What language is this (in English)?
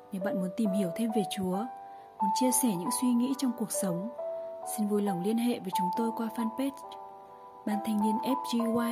Vietnamese